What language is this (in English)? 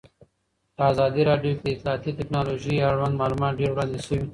Pashto